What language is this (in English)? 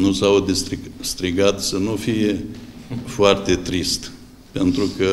Romanian